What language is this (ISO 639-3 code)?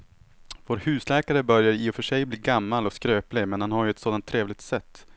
swe